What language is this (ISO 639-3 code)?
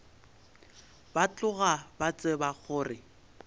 nso